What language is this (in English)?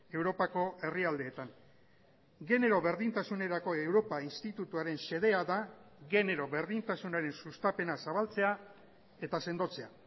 Basque